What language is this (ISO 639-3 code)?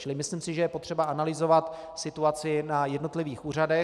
ces